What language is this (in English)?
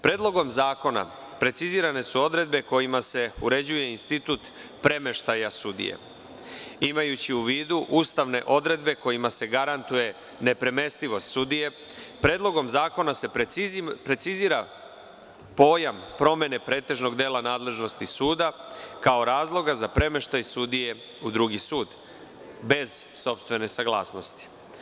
Serbian